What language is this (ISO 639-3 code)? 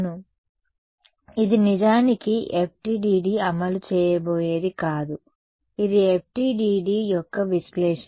tel